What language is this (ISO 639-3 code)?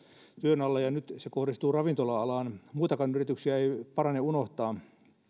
fin